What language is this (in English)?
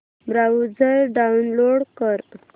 Marathi